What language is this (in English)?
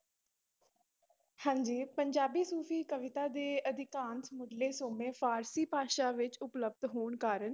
Punjabi